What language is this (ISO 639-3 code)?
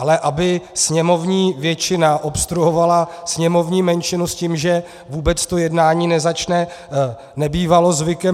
ces